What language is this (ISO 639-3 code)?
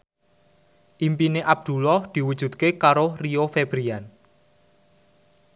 jav